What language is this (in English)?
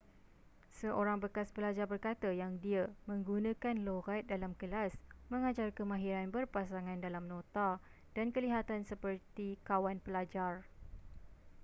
Malay